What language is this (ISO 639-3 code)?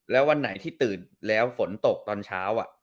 tha